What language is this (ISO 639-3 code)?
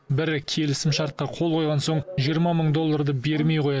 kaz